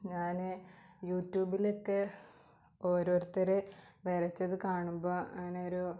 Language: Malayalam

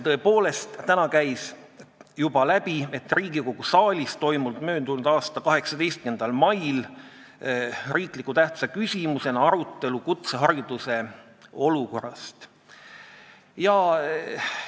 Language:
Estonian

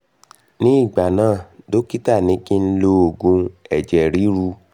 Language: Yoruba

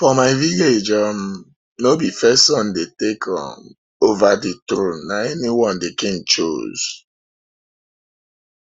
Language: Nigerian Pidgin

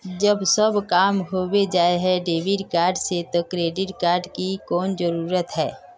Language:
Magahi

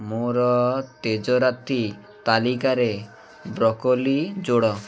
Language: Odia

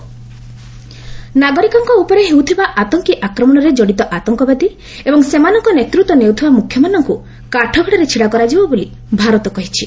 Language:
Odia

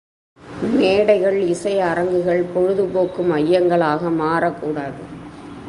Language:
Tamil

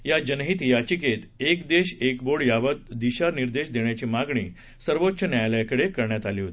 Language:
Marathi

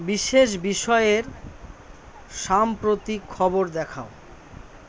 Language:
Bangla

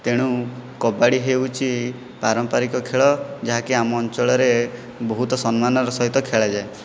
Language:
Odia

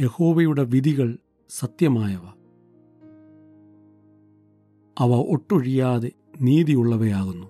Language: Malayalam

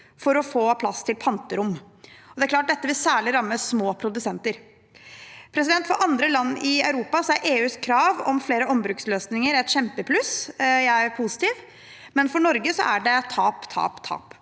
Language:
Norwegian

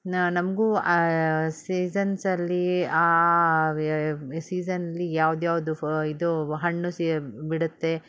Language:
Kannada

